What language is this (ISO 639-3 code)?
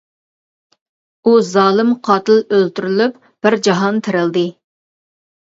uig